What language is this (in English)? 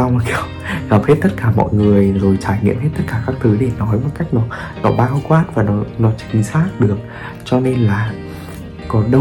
Vietnamese